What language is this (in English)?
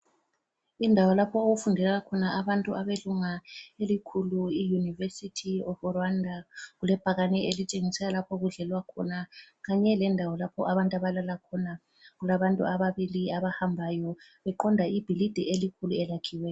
North Ndebele